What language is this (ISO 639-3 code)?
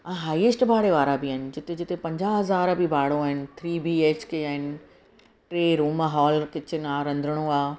snd